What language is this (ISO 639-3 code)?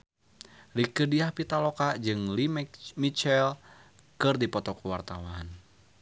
sun